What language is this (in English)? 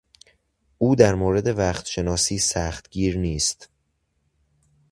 Persian